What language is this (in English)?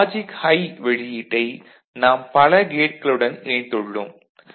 Tamil